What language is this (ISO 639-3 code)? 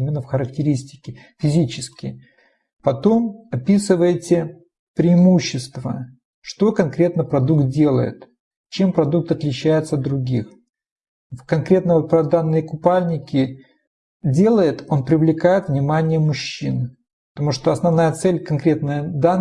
rus